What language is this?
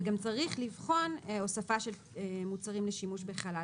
Hebrew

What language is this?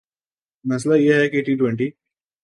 Urdu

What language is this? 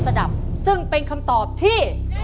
Thai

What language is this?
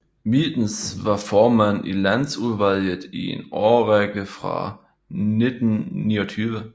Danish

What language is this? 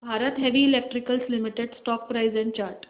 Marathi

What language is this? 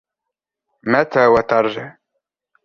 Arabic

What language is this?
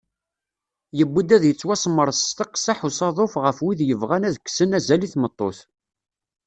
Kabyle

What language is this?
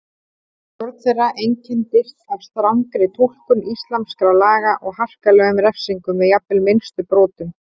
Icelandic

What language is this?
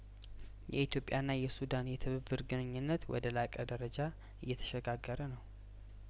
Amharic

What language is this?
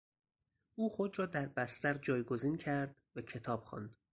Persian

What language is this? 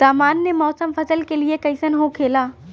Bhojpuri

